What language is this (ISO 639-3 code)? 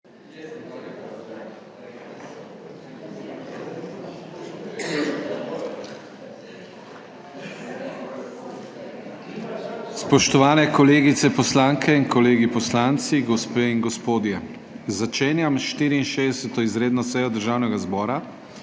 slv